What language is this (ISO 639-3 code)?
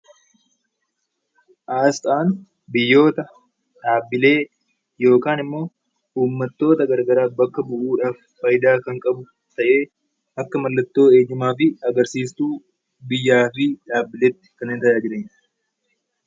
orm